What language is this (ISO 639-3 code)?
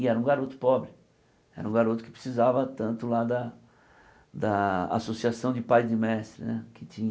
por